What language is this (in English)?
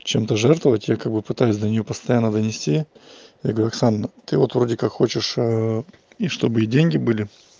Russian